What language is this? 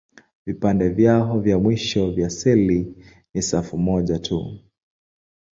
Swahili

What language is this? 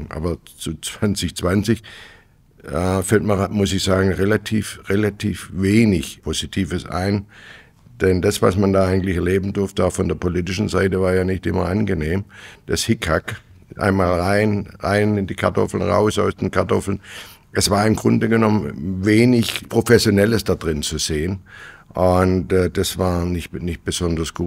German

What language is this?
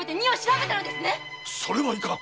Japanese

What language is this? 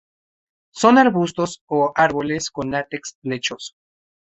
Spanish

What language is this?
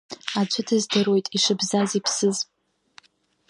Abkhazian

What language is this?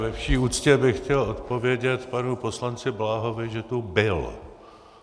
Czech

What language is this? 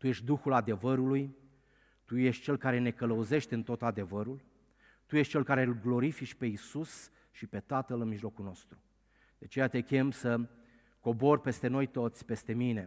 Romanian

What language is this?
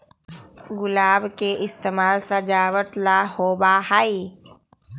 Magahi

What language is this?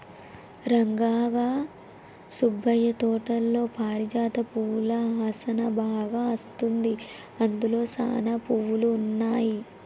Telugu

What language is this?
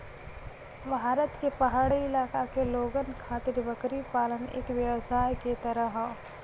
Bhojpuri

